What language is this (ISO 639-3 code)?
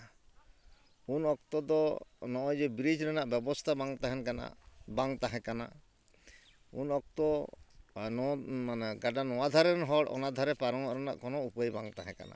sat